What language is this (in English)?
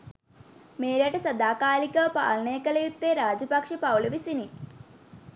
Sinhala